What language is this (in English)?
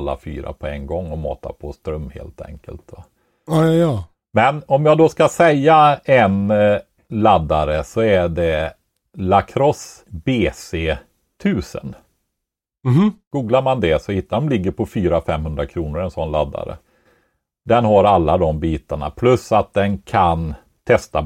Swedish